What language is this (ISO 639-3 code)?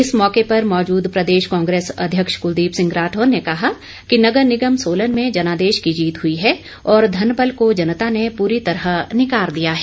hin